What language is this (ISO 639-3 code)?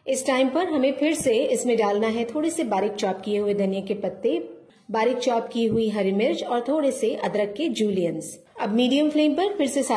hin